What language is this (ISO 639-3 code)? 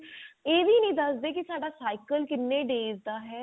pan